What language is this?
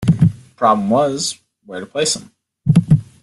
English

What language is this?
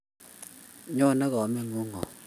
Kalenjin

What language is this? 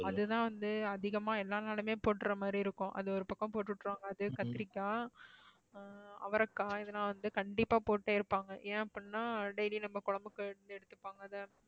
Tamil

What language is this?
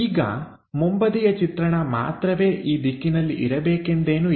Kannada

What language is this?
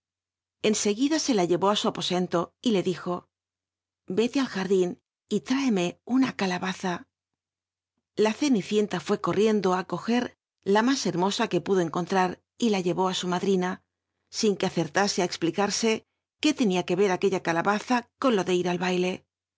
Spanish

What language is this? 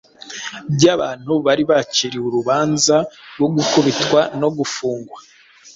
Kinyarwanda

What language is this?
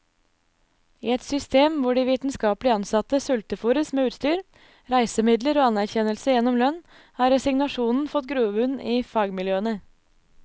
Norwegian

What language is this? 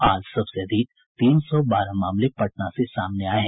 Hindi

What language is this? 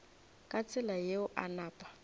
Northern Sotho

